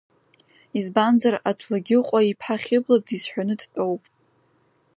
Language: Abkhazian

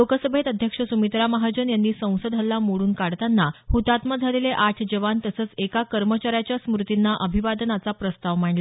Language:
Marathi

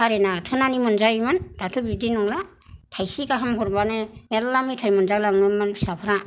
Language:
Bodo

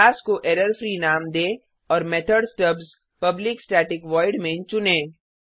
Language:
Hindi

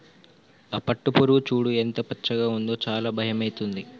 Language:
Telugu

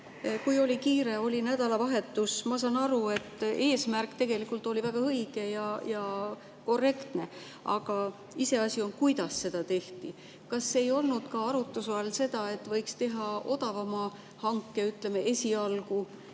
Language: Estonian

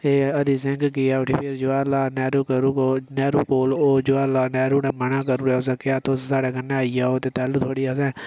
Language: Dogri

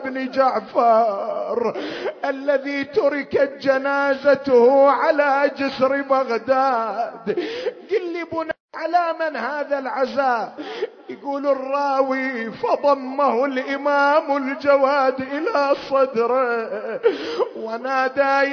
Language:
Arabic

